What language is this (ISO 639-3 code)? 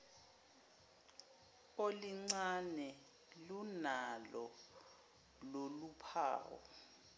zul